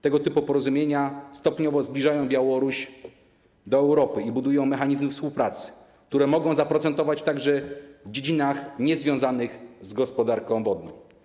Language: Polish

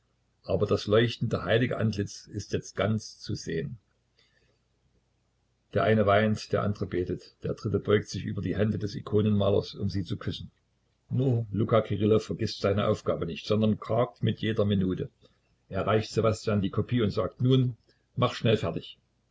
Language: German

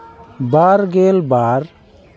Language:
Santali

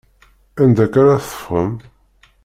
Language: Kabyle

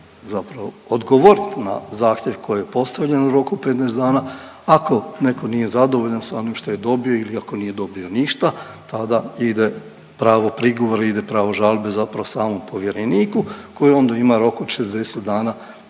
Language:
Croatian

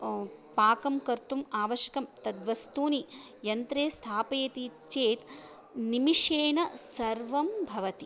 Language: Sanskrit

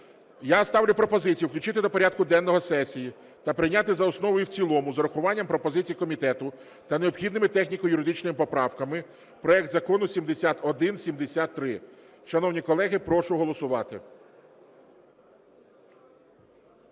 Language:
Ukrainian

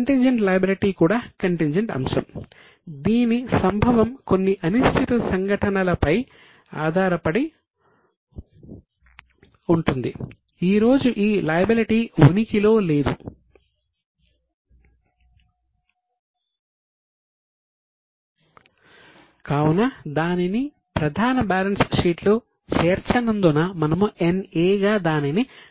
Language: Telugu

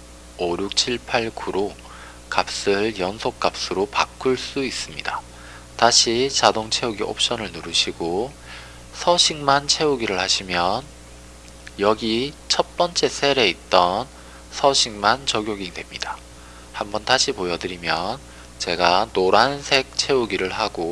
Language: Korean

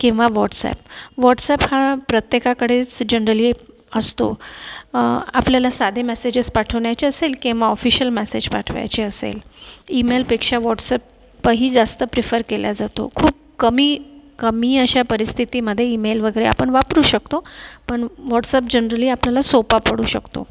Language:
Marathi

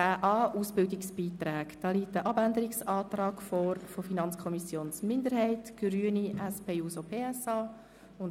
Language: Swiss German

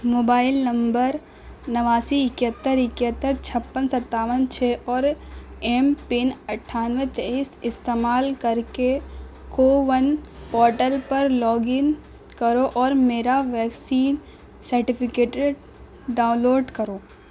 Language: Urdu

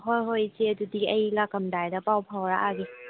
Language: Manipuri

